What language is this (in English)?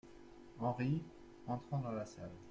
French